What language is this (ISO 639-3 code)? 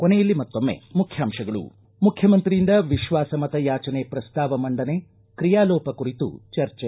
kan